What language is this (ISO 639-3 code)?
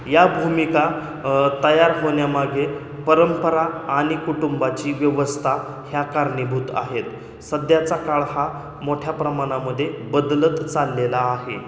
mar